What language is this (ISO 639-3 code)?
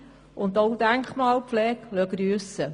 gsw